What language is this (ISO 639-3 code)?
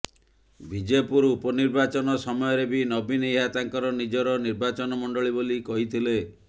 ori